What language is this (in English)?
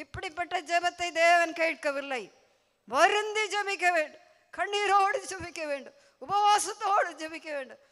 Tamil